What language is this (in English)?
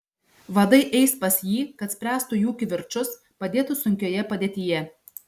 Lithuanian